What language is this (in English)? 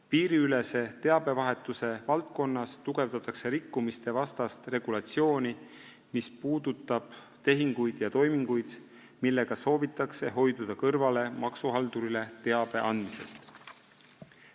Estonian